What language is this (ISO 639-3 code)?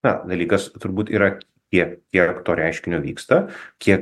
lit